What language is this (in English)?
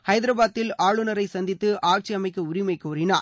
Tamil